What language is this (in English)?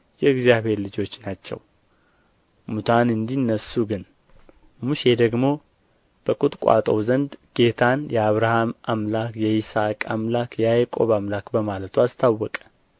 Amharic